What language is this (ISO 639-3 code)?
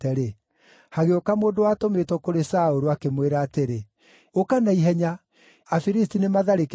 kik